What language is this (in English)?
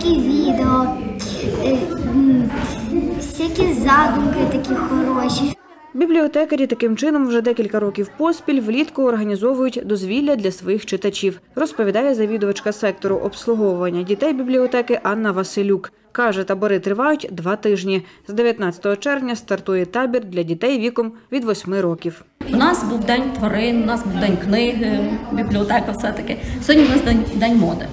Ukrainian